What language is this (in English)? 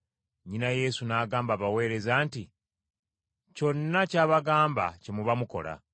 Ganda